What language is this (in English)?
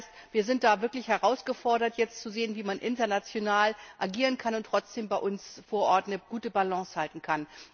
German